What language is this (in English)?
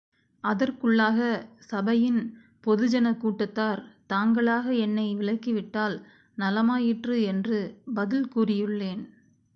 Tamil